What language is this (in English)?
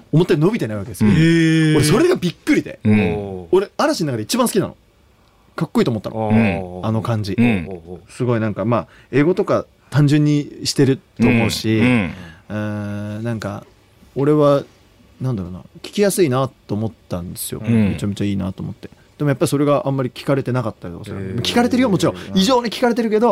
Japanese